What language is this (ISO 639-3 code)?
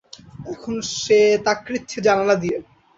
ben